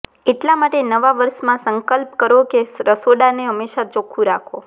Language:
Gujarati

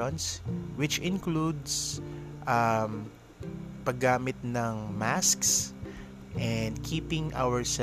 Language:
Filipino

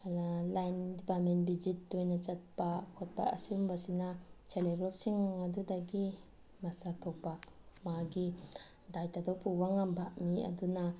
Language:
Manipuri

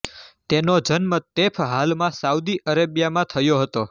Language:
Gujarati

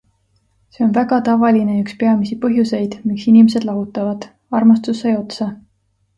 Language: Estonian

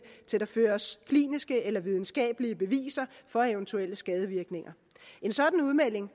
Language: Danish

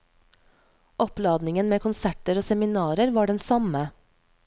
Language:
Norwegian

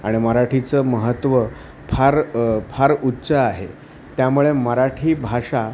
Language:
Marathi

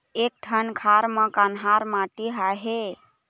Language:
Chhattisgarhi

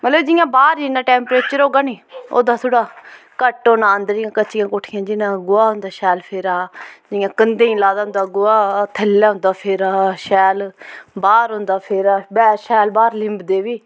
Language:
Dogri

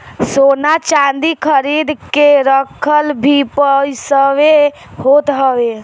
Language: Bhojpuri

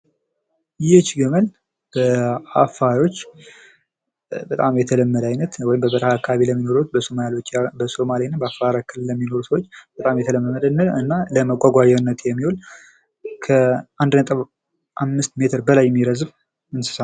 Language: Amharic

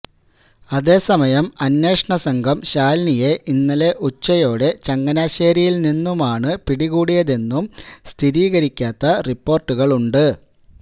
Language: Malayalam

